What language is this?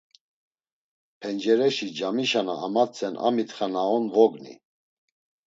Laz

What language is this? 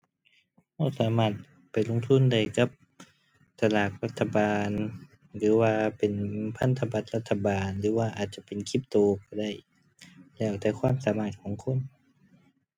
Thai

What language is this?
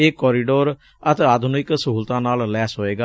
Punjabi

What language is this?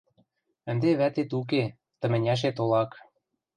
Western Mari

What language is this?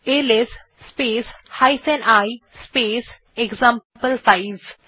Bangla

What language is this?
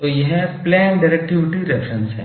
Hindi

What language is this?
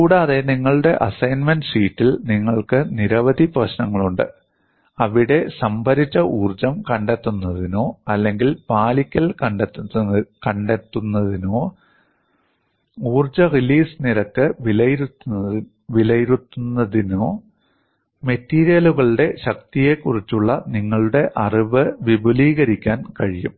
Malayalam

